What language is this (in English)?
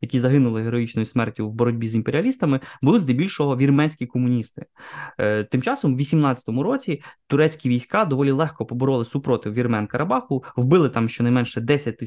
Ukrainian